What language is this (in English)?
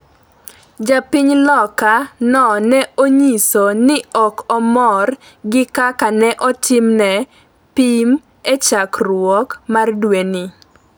Luo (Kenya and Tanzania)